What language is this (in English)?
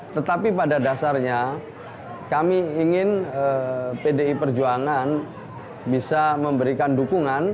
Indonesian